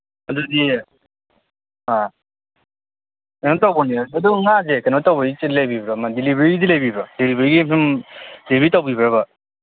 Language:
Manipuri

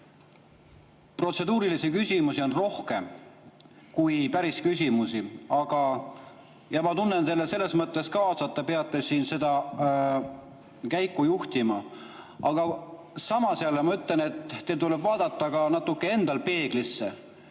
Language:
Estonian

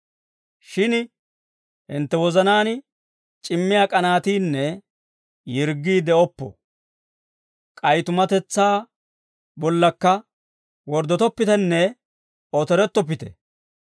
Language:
Dawro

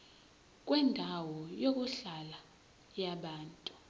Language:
Zulu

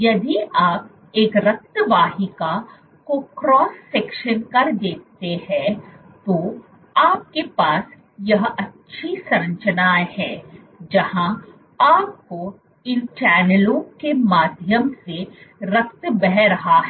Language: Hindi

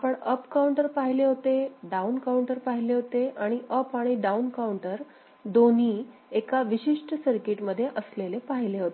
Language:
Marathi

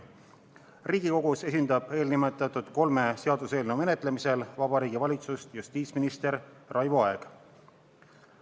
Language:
Estonian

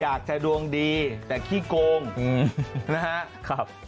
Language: Thai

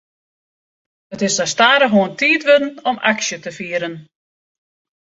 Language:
Western Frisian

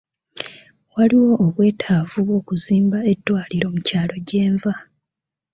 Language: Ganda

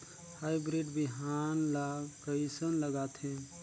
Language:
Chhattisgarhi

